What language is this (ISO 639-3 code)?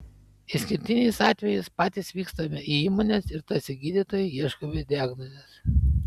lit